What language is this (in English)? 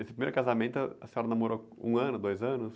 Portuguese